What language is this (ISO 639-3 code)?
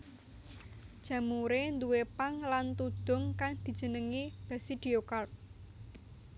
jav